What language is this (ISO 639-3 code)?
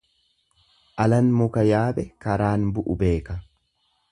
orm